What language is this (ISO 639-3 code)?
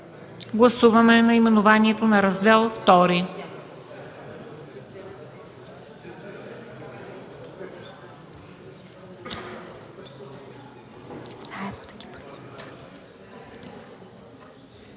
bul